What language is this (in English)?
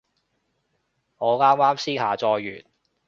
Cantonese